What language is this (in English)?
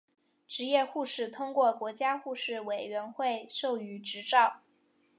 Chinese